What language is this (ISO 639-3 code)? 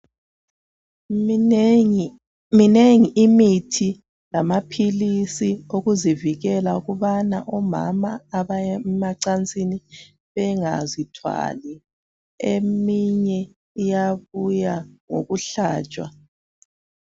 nde